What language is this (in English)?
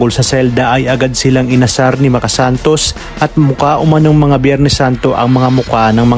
Filipino